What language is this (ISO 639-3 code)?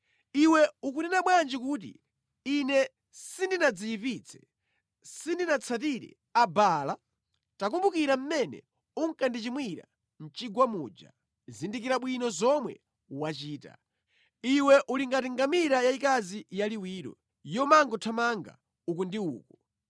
nya